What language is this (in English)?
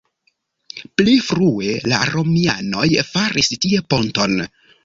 Esperanto